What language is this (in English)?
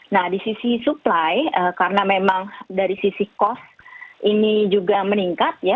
Indonesian